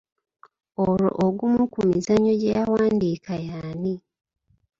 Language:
Ganda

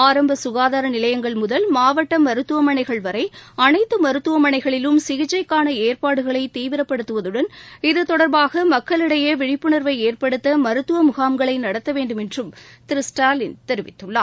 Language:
Tamil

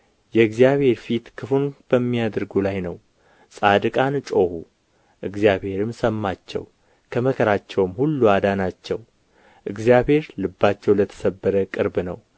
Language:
Amharic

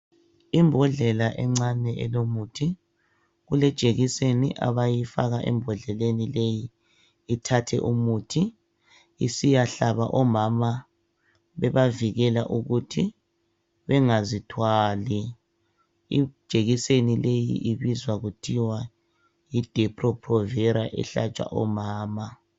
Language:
North Ndebele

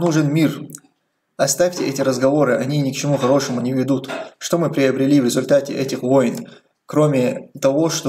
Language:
Russian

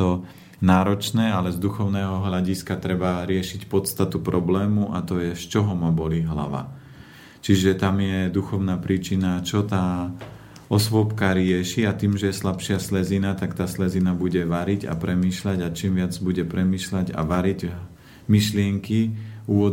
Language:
Slovak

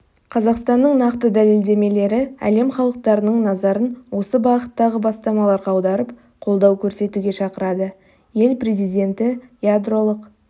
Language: Kazakh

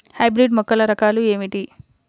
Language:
Telugu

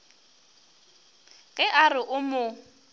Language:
Northern Sotho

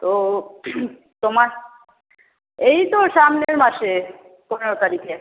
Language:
Bangla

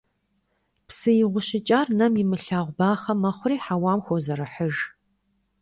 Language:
Kabardian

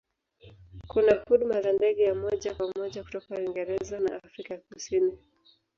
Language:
Swahili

